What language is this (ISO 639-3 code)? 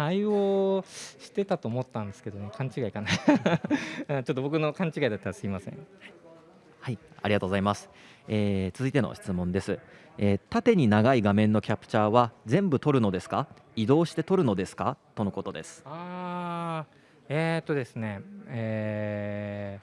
jpn